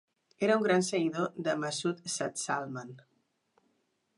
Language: Catalan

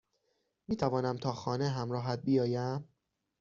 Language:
Persian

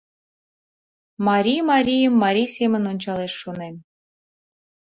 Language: Mari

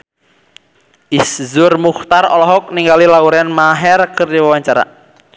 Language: Sundanese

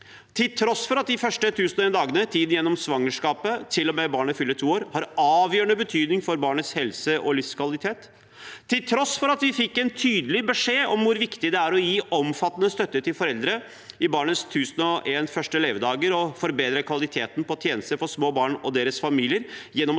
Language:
Norwegian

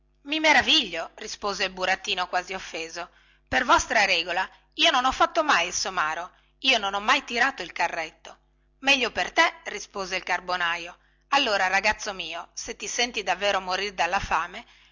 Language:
Italian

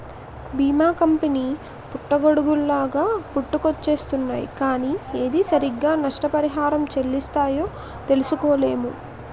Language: Telugu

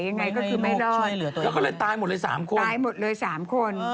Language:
Thai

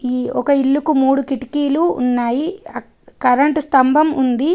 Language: Telugu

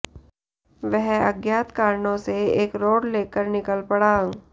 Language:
Hindi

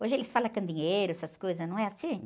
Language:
Portuguese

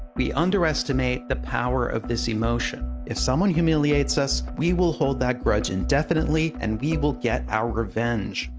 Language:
English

